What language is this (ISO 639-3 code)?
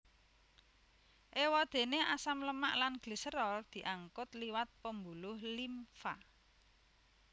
jav